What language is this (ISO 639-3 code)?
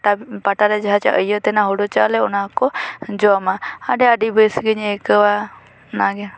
sat